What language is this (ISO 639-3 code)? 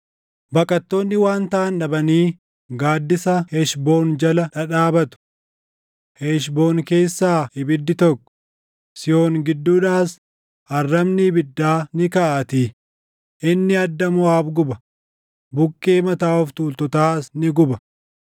orm